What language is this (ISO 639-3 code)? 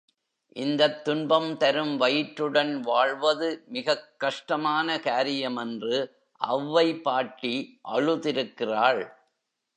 tam